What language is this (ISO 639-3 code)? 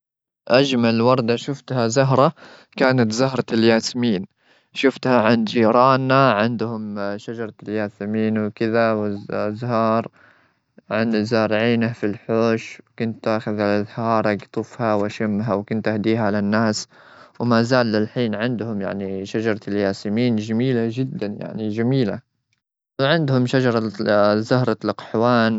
afb